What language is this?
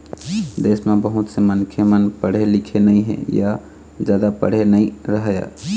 Chhattisgarhi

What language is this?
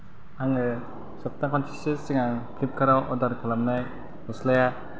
Bodo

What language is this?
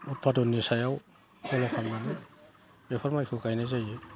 Bodo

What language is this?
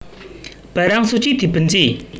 Javanese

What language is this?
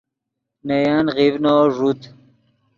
Yidgha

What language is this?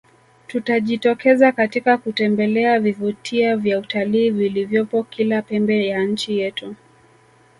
Swahili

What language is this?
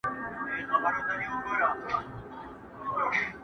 Pashto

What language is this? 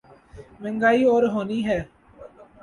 Urdu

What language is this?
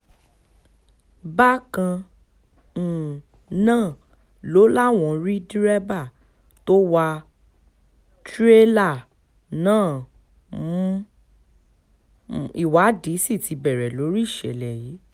Yoruba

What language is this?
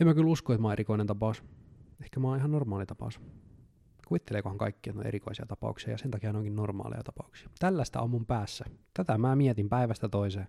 Finnish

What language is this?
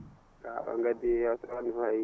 Fula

